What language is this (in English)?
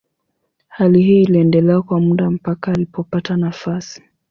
Swahili